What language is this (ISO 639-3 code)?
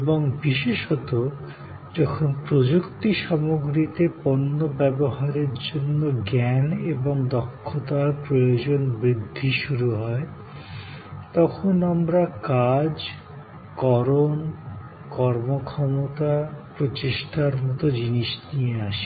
ben